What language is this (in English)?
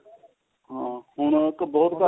Punjabi